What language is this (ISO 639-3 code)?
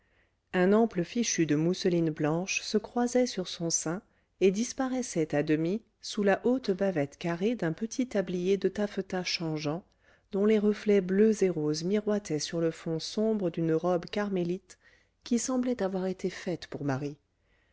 fra